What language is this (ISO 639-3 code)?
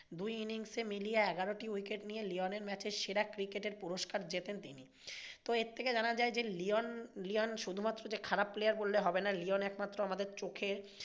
ben